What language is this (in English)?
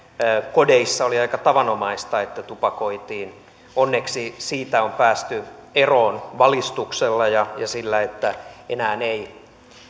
Finnish